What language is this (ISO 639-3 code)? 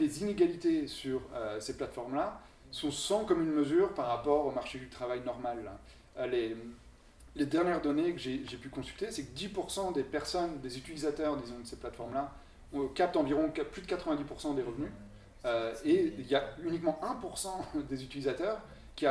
fra